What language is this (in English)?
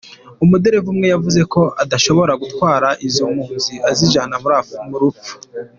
Kinyarwanda